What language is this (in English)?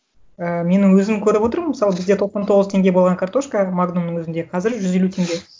Kazakh